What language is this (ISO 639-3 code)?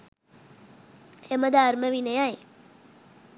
sin